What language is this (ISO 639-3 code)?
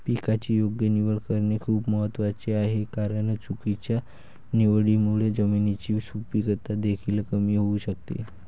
mar